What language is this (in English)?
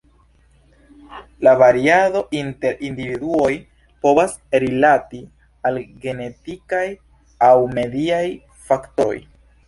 Esperanto